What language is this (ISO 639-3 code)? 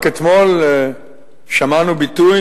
heb